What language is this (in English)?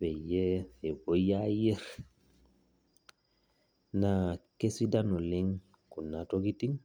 Masai